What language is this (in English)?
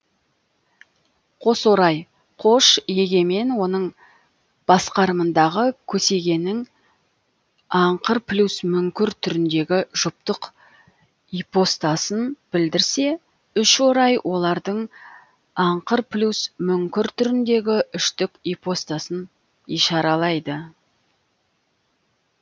Kazakh